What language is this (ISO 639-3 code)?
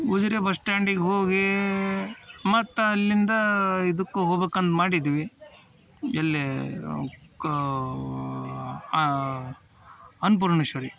kan